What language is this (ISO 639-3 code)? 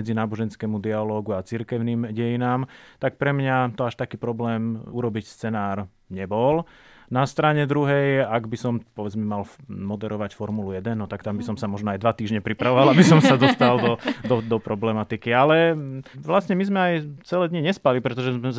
slk